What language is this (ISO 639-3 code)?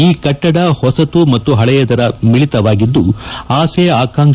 kan